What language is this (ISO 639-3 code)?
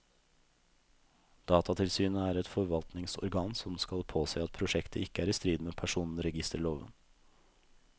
nor